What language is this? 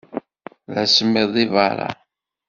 Kabyle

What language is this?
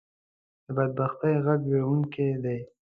Pashto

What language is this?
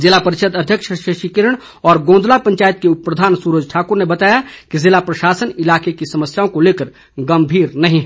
Hindi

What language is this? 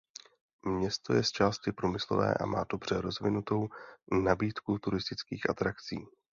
Czech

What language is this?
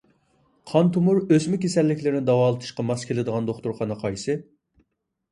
Uyghur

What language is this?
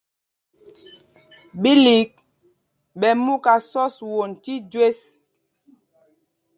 Mpumpong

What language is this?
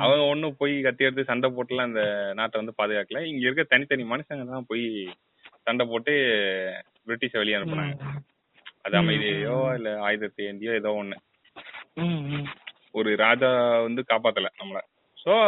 Tamil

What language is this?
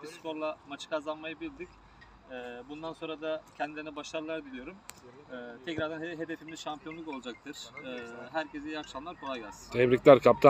Turkish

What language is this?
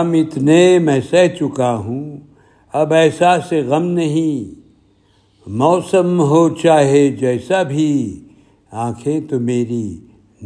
Urdu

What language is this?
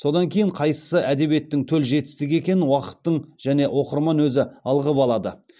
Kazakh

